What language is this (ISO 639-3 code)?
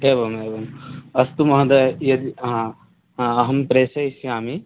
san